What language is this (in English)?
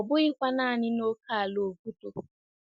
Igbo